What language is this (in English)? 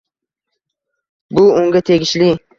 Uzbek